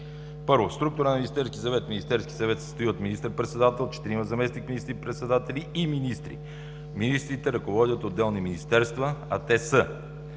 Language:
Bulgarian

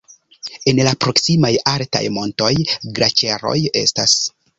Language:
Esperanto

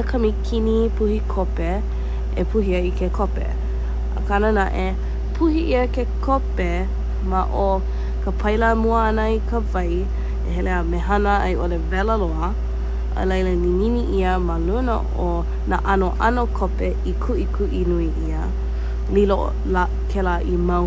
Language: Hawaiian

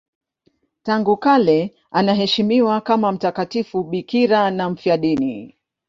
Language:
Swahili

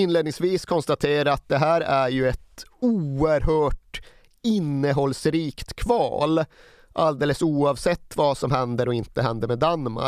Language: Swedish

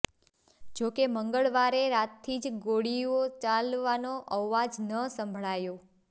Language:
Gujarati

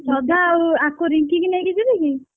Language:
Odia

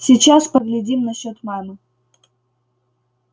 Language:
Russian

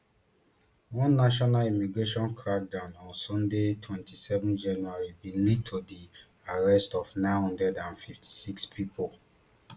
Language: Nigerian Pidgin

